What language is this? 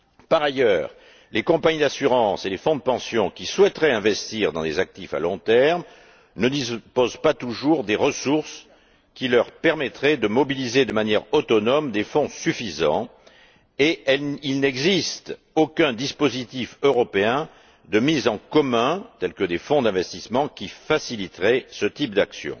French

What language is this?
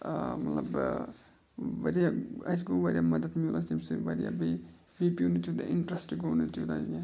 Kashmiri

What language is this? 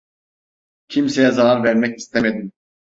Turkish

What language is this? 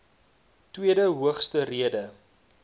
Afrikaans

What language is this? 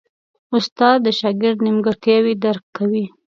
Pashto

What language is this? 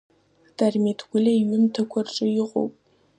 Abkhazian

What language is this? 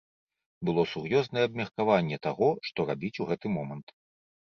Belarusian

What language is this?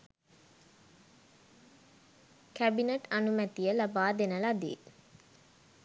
Sinhala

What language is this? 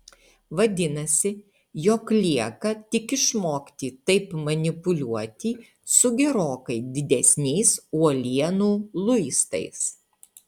Lithuanian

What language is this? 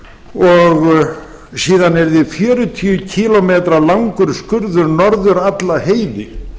Icelandic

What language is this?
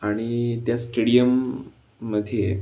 Marathi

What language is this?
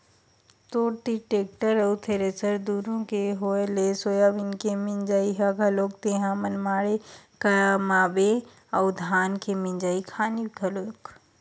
Chhattisgarhi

